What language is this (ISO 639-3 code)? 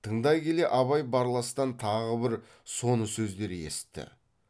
kaz